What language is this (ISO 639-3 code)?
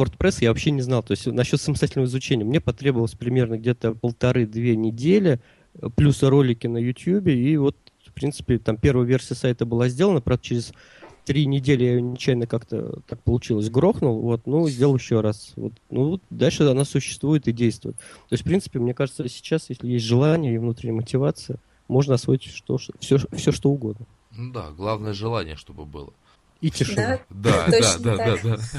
rus